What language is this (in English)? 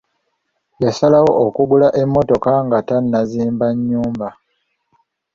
Ganda